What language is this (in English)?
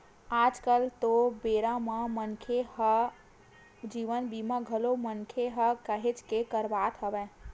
Chhattisgarhi